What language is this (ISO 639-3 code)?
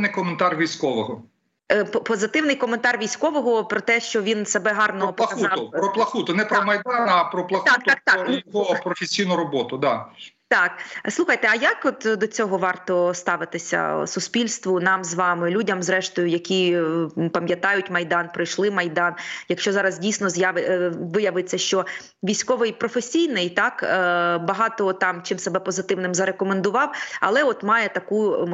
ukr